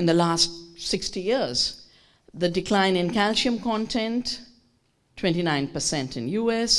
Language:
English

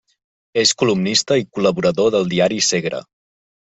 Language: Catalan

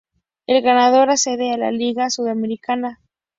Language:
Spanish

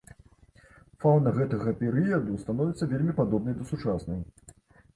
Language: Belarusian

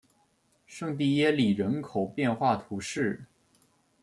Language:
Chinese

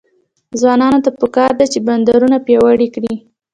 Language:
Pashto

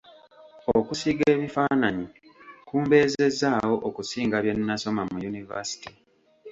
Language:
Ganda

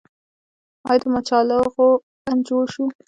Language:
Pashto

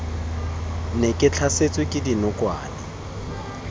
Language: Tswana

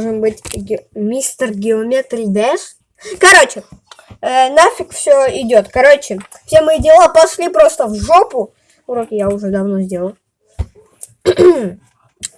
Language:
Russian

